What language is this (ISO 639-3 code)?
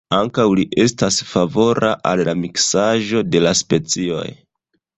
epo